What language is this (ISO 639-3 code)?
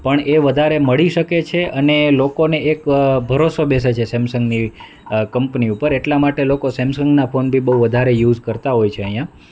guj